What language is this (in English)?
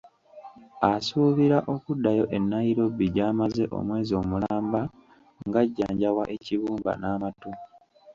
Ganda